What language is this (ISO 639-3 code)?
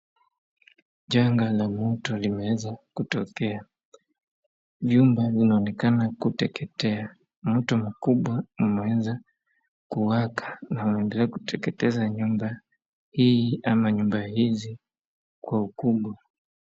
swa